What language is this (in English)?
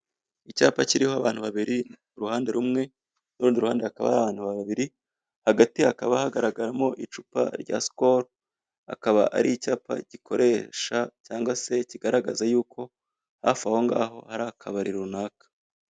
Kinyarwanda